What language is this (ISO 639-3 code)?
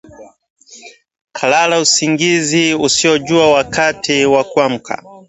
swa